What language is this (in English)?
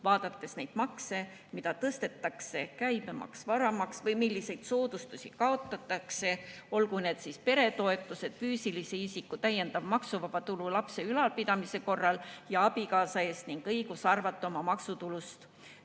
Estonian